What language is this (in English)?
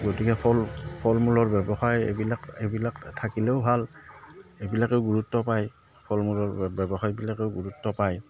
Assamese